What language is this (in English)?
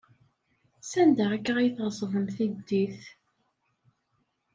Kabyle